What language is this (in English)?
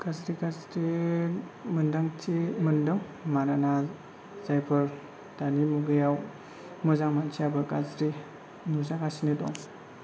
Bodo